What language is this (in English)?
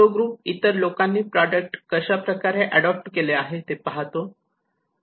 Marathi